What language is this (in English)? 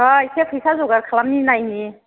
Bodo